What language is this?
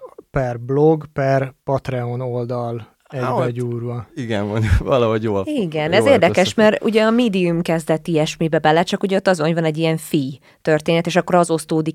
Hungarian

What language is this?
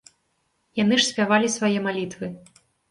Belarusian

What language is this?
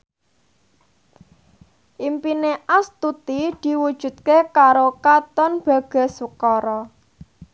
Javanese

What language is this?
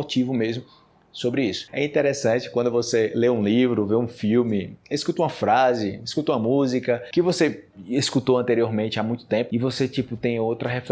Portuguese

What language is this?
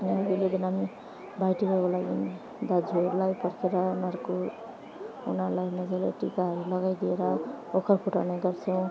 Nepali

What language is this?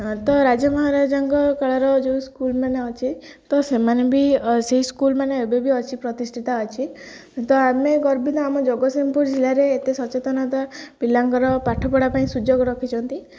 Odia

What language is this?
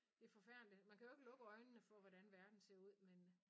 Danish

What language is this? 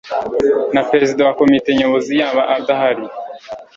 Kinyarwanda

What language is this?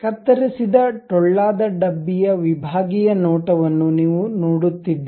Kannada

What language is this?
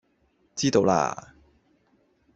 Cantonese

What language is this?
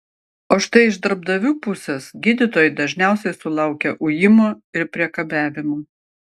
Lithuanian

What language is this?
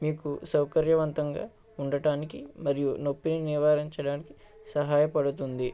Telugu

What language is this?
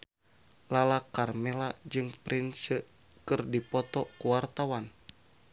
Sundanese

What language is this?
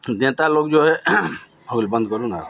Hindi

